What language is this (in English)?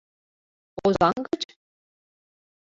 Mari